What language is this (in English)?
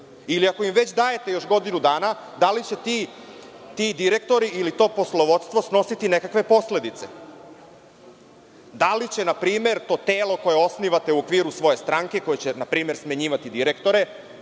Serbian